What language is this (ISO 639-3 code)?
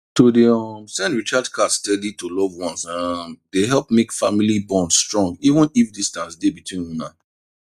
pcm